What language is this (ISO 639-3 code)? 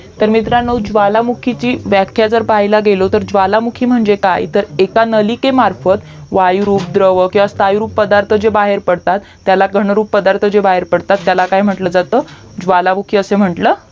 mar